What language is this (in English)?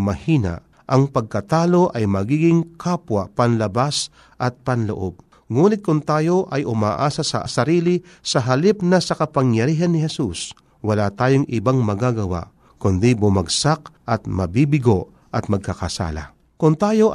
Filipino